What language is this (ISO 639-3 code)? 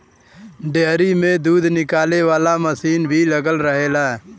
bho